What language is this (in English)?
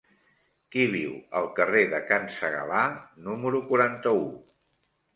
Catalan